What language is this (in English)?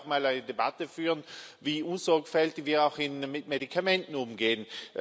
German